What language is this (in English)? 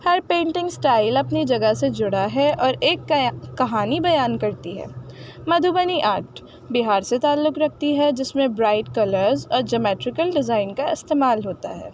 Urdu